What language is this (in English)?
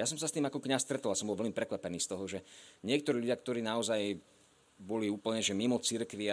Slovak